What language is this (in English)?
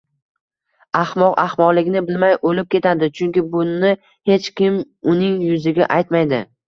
Uzbek